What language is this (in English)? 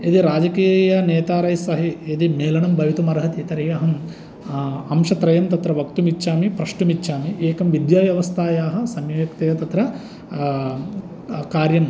Sanskrit